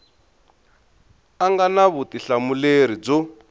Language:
Tsonga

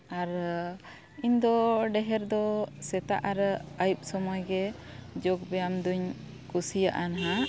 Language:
Santali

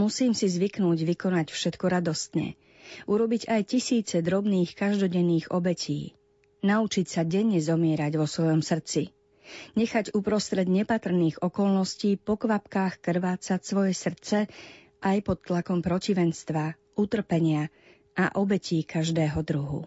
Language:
Slovak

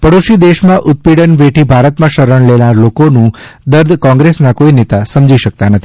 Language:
Gujarati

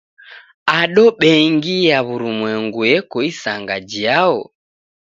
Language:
Taita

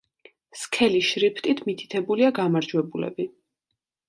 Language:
Georgian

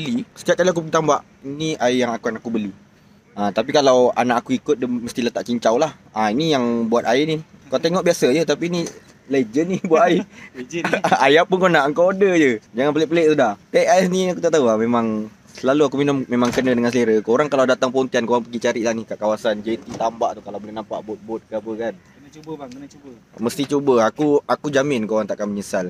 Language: Malay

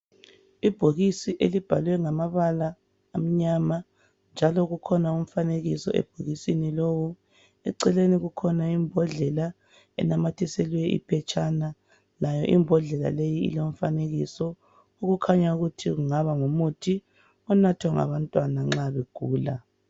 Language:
North Ndebele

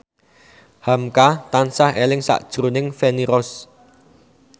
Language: Javanese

